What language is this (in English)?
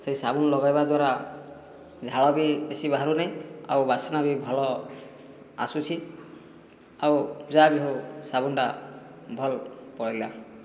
Odia